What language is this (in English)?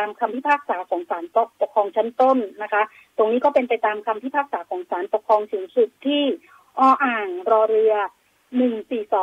Thai